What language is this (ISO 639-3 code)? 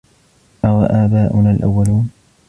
ara